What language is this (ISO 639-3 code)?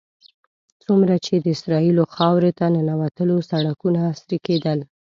pus